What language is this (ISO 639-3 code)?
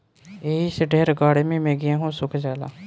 bho